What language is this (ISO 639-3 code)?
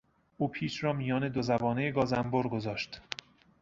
fas